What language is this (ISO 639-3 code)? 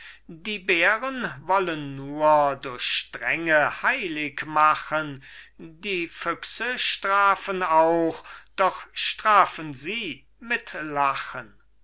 deu